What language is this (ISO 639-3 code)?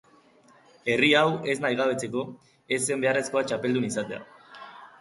eus